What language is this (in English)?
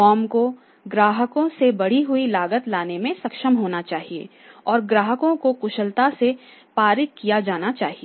Hindi